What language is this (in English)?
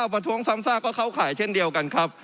Thai